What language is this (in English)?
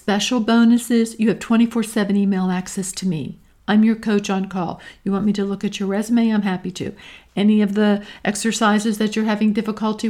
English